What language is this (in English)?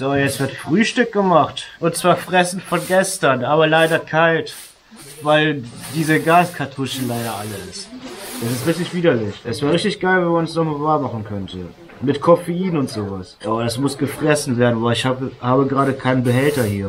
German